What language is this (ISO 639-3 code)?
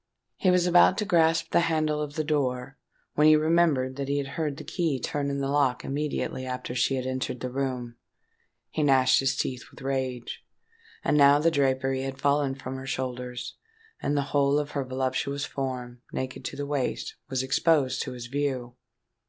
eng